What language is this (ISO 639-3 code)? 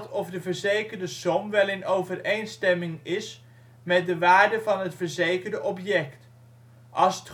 nld